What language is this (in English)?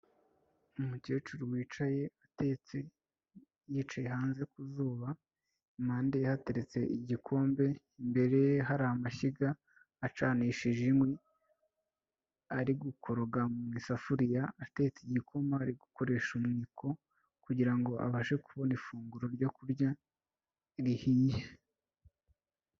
Kinyarwanda